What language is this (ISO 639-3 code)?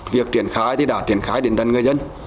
vie